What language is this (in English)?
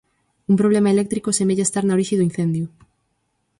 Galician